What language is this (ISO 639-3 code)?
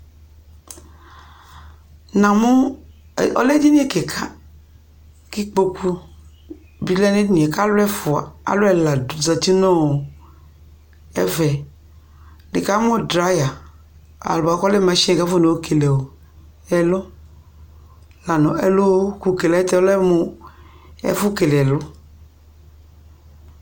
kpo